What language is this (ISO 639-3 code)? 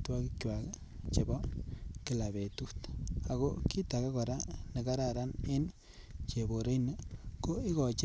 kln